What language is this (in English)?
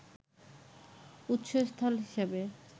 Bangla